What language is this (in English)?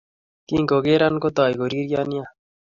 Kalenjin